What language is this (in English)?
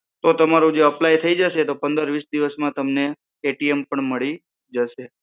Gujarati